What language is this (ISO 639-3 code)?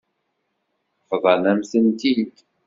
kab